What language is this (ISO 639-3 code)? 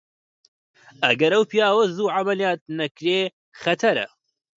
ckb